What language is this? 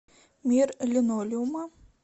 Russian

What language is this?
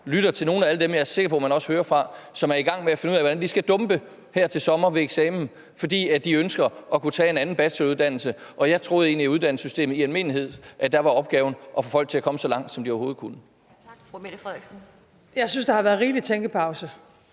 Danish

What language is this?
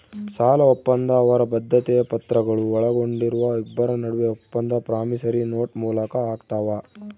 Kannada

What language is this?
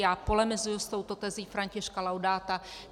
Czech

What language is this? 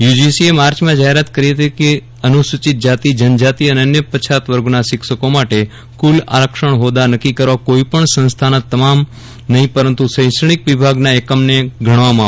Gujarati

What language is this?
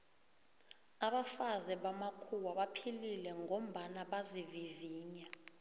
South Ndebele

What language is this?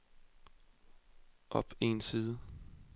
Danish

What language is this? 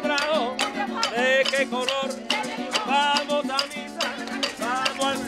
Romanian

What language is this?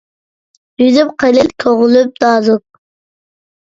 Uyghur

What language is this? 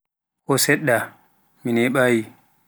Pular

